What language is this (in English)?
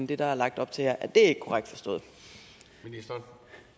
Danish